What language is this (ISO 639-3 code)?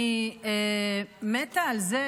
heb